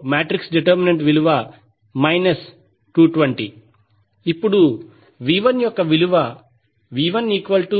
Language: Telugu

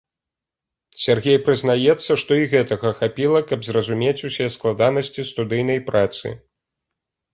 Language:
Belarusian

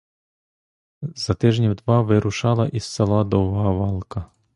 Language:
Ukrainian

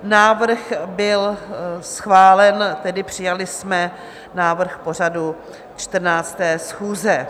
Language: Czech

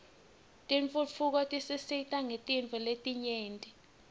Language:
Swati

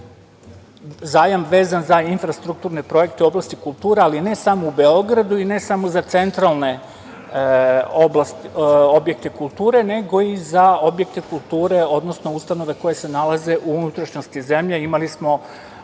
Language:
Serbian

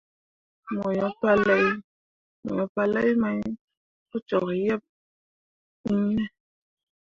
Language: Mundang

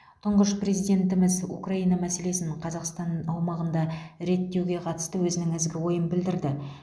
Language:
Kazakh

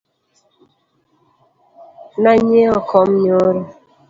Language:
Luo (Kenya and Tanzania)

